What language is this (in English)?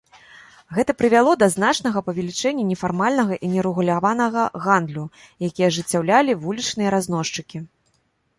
Belarusian